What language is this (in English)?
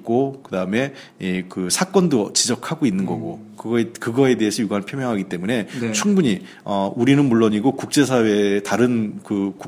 Korean